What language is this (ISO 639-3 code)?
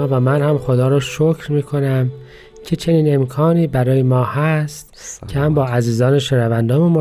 fas